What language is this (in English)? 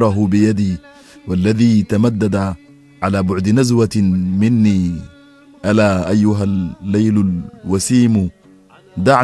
Arabic